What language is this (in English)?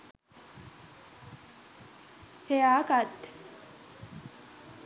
Sinhala